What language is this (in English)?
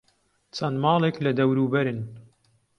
Central Kurdish